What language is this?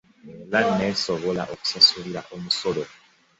Ganda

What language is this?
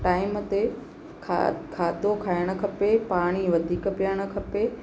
Sindhi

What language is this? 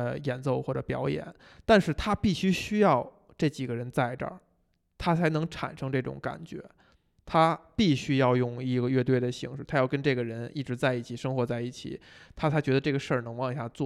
Chinese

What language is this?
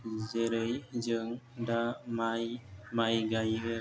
Bodo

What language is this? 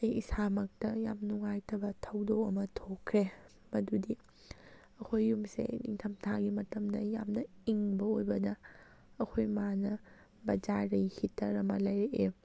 Manipuri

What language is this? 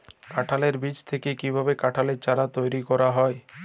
Bangla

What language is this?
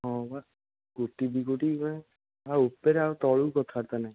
Odia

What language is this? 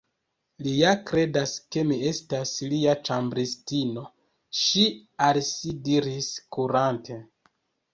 Esperanto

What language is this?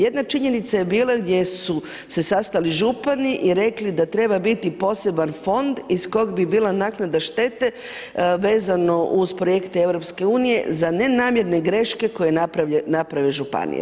Croatian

